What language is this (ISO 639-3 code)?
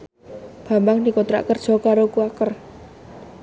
jav